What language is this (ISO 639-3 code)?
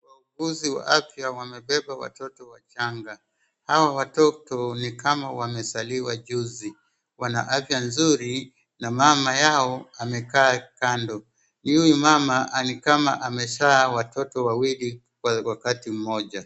swa